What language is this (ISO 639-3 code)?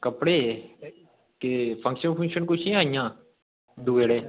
doi